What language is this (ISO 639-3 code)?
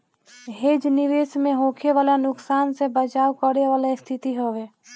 bho